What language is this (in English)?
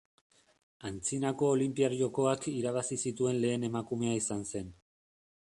Basque